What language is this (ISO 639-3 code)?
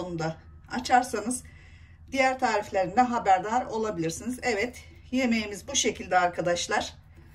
tur